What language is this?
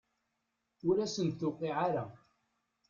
Kabyle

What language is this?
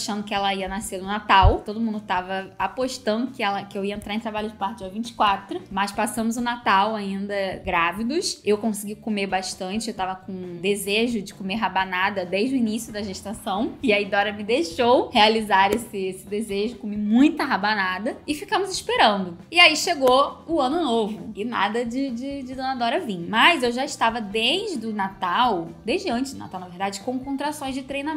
Portuguese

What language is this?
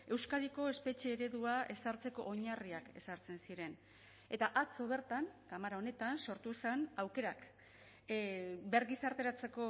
Basque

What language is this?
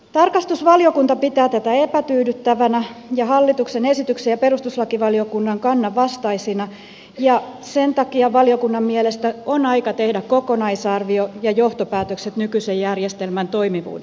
Finnish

